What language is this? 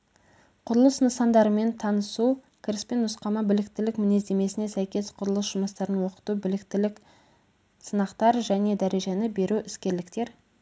Kazakh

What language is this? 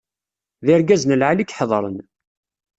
Kabyle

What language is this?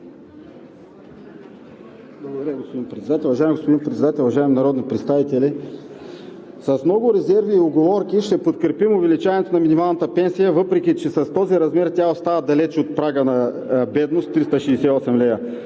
Bulgarian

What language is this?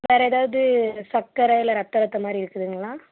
Tamil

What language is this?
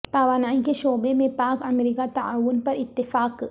Urdu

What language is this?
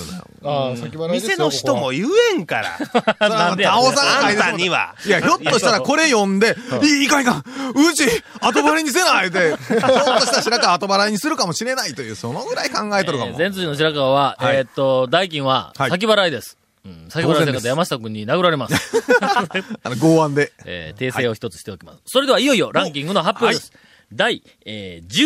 Japanese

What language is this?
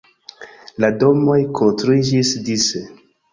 Esperanto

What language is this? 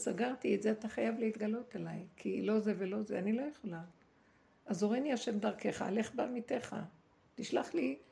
Hebrew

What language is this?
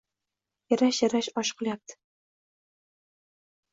Uzbek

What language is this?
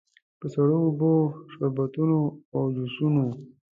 Pashto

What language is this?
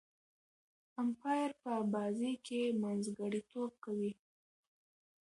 Pashto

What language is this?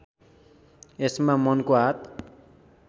Nepali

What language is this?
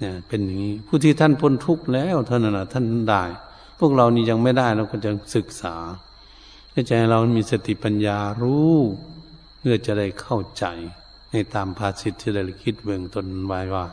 Thai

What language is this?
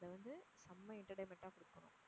Tamil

